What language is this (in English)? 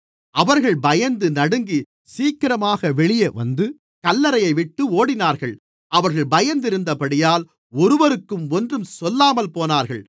Tamil